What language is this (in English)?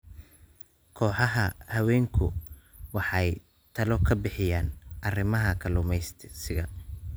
Somali